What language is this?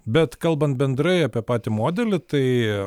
Lithuanian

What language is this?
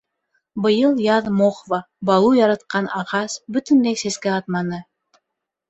Bashkir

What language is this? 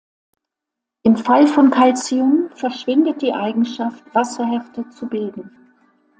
German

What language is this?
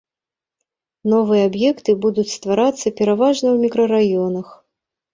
Belarusian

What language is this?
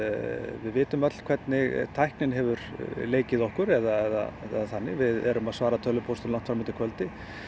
Icelandic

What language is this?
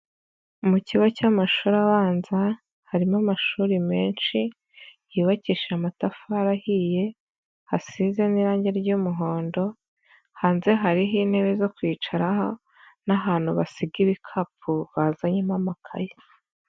Kinyarwanda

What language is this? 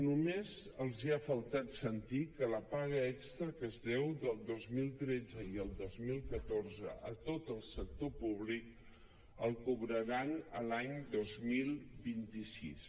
Catalan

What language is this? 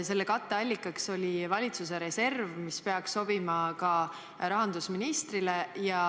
Estonian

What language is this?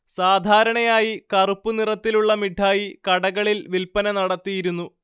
Malayalam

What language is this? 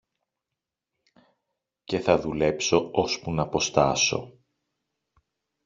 Greek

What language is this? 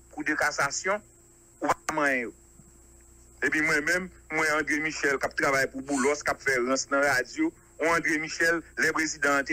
French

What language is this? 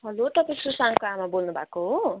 Nepali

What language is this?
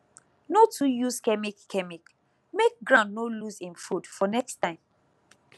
Nigerian Pidgin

